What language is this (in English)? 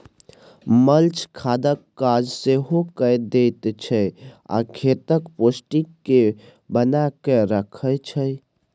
Maithili